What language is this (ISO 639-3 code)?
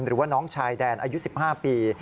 tha